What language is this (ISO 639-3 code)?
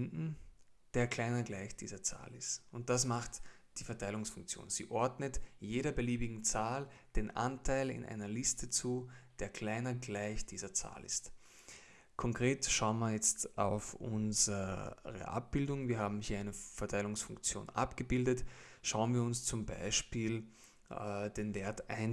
deu